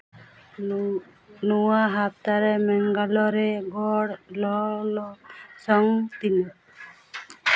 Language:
Santali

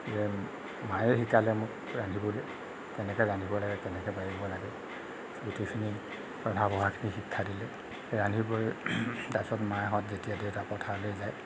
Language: Assamese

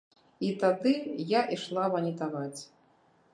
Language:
Belarusian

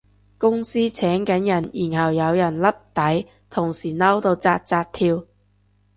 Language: Cantonese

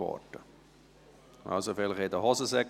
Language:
Swiss German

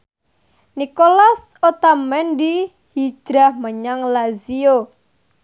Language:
Javanese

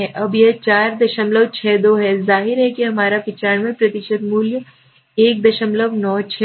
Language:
Hindi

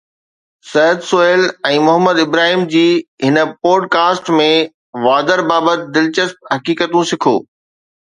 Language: Sindhi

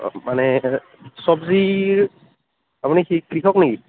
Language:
Assamese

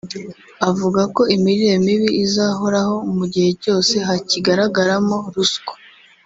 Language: Kinyarwanda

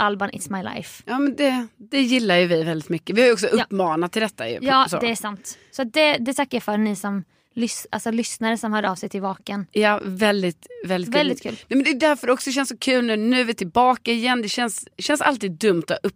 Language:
Swedish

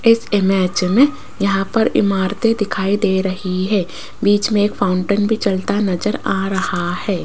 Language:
Hindi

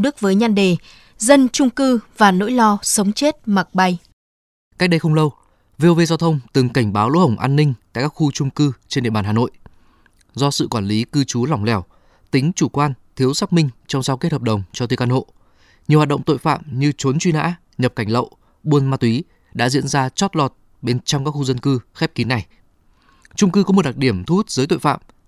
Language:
Vietnamese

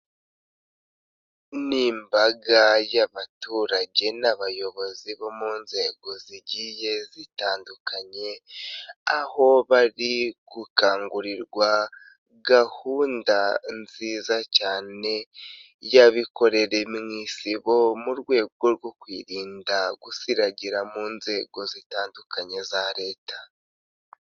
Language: Kinyarwanda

